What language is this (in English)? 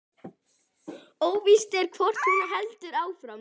Icelandic